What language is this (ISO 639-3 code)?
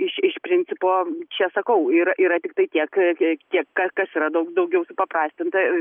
lit